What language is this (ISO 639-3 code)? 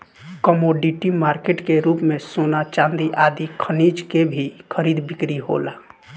bho